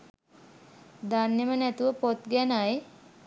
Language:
Sinhala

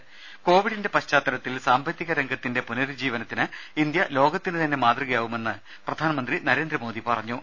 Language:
Malayalam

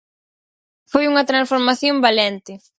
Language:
Galician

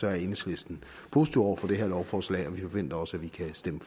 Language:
Danish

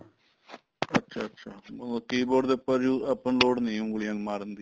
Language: Punjabi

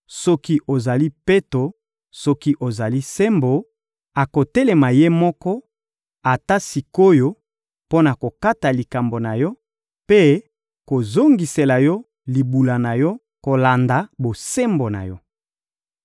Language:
Lingala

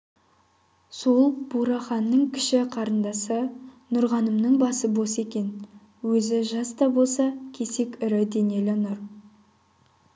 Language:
Kazakh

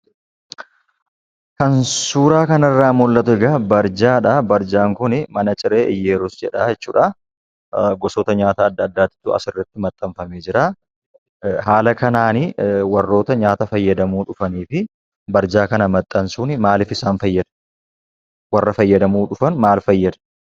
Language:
Oromo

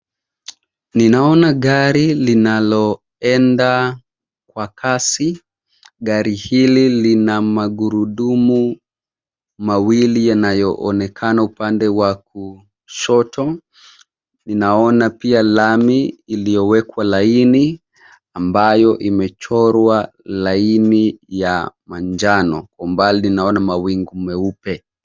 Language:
Swahili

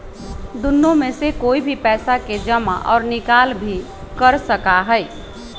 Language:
Magahi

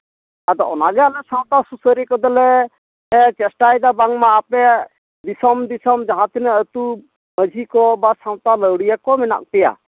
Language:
Santali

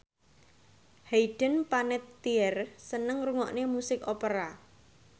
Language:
Javanese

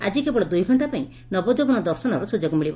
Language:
Odia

